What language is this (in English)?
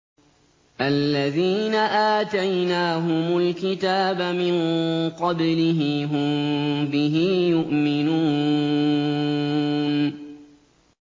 Arabic